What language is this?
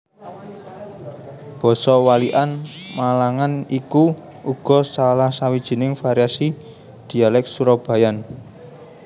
Javanese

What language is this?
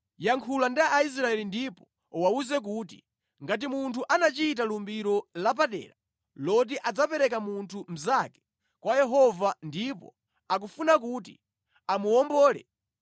Nyanja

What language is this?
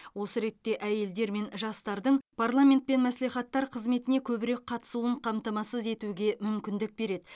Kazakh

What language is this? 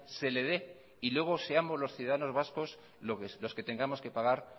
Spanish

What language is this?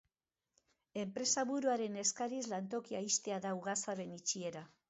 Basque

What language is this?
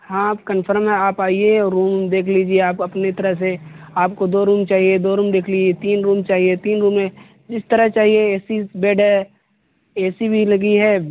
Urdu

